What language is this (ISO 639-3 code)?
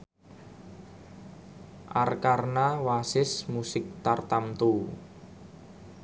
jav